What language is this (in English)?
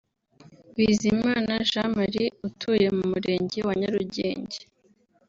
Kinyarwanda